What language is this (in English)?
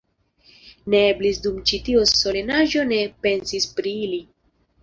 Esperanto